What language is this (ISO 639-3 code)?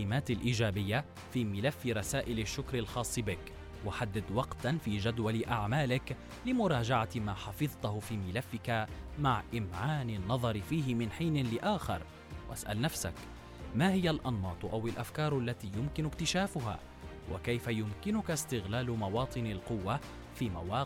ara